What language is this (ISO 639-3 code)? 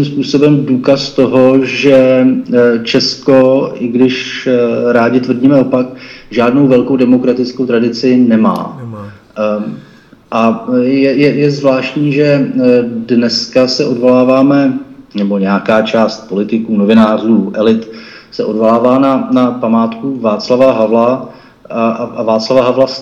ces